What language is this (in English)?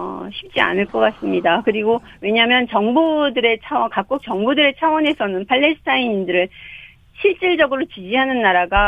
Korean